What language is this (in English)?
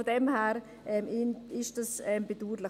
Swiss German